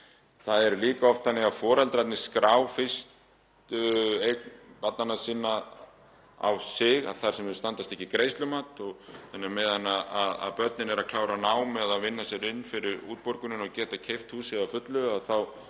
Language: Icelandic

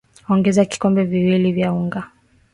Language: Swahili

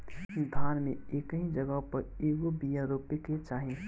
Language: Bhojpuri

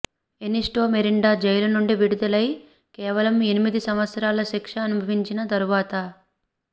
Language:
Telugu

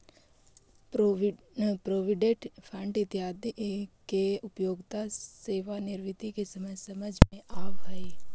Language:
Magahi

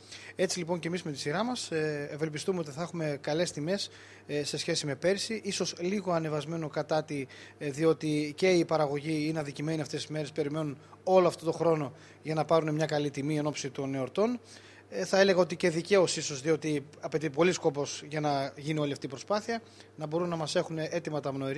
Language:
Greek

